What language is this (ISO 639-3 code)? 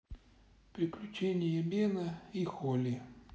rus